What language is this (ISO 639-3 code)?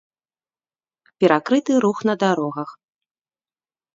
bel